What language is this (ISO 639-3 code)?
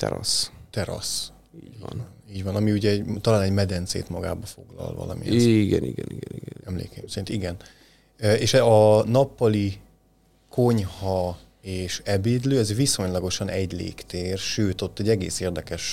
hun